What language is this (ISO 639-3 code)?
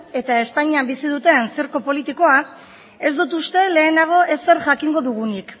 eus